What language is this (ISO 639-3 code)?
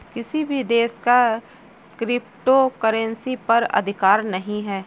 hin